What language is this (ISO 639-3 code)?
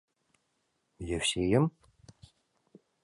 chm